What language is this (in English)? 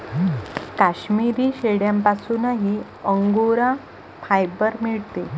Marathi